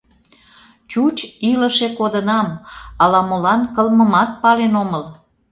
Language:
Mari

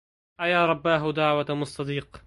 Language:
Arabic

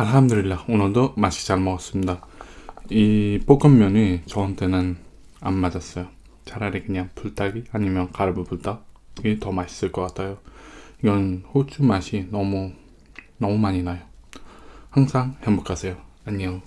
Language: Korean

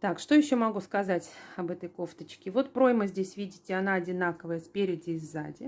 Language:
Russian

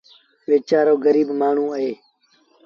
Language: Sindhi Bhil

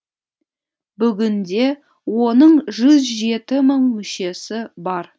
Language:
Kazakh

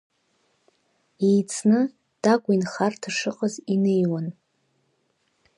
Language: Abkhazian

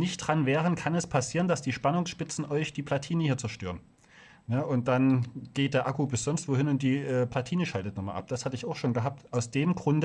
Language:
German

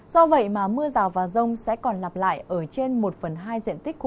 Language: Vietnamese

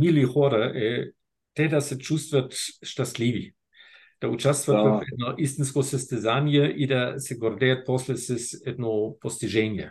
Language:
Bulgarian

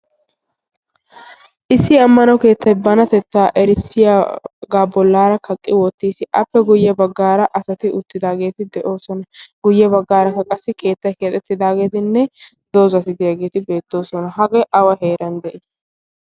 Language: Wolaytta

